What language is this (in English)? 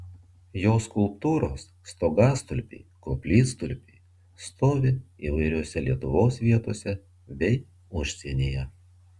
Lithuanian